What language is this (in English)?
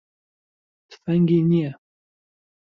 Central Kurdish